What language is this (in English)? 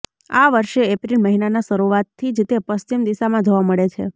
Gujarati